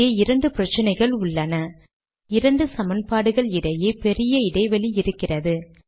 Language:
Tamil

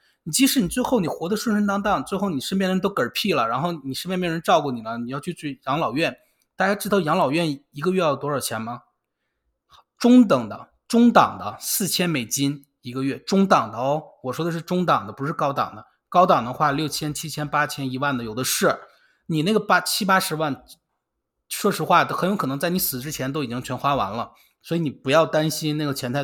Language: Chinese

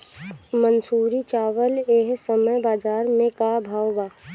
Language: Bhojpuri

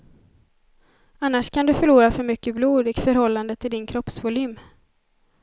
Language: Swedish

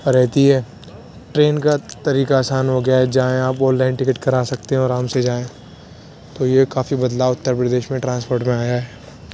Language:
Urdu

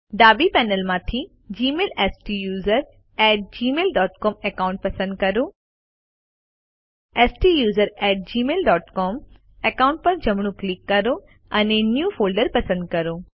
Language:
Gujarati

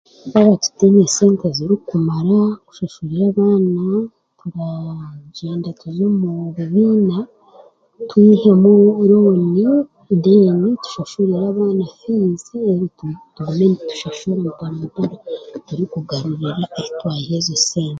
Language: Chiga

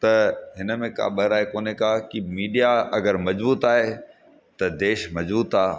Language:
Sindhi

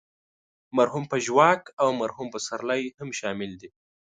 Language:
Pashto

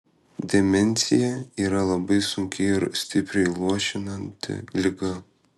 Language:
Lithuanian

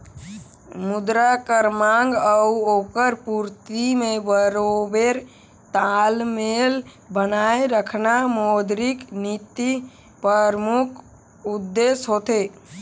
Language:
Chhattisgarhi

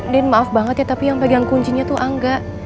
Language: Indonesian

